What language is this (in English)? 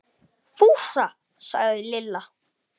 Icelandic